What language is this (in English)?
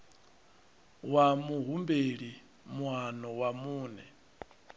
Venda